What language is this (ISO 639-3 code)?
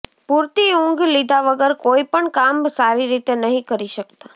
guj